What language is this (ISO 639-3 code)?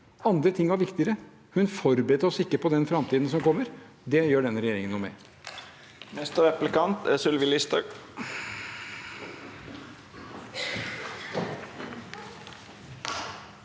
nor